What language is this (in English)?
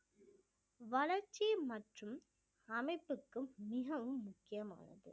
Tamil